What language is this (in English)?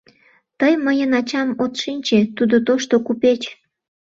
Mari